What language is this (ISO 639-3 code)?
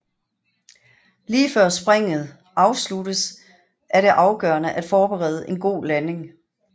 dan